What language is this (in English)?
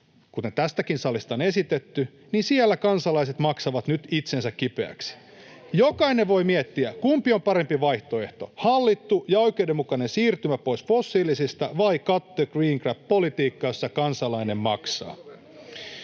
Finnish